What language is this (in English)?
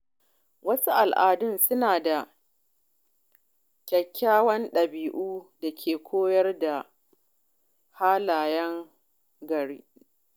Hausa